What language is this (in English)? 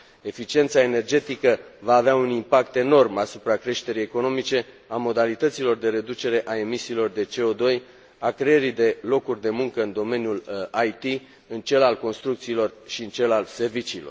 Romanian